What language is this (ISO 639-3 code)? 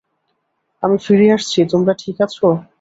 ben